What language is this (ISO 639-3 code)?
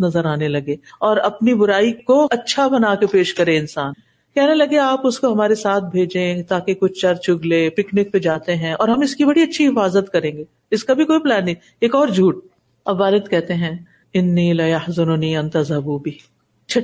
urd